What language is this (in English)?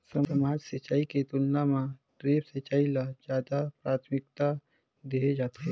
Chhattisgarhi